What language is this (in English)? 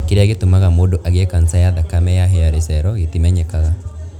Kikuyu